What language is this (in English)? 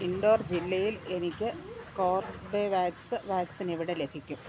Malayalam